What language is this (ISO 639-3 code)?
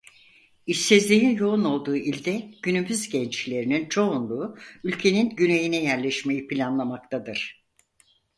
tur